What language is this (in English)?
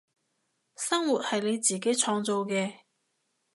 Cantonese